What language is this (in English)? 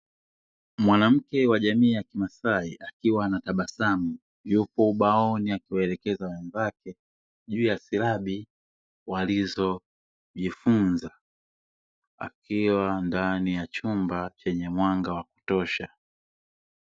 Swahili